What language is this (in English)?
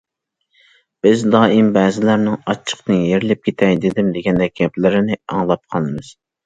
Uyghur